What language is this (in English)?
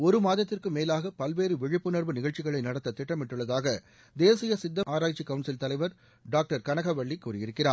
Tamil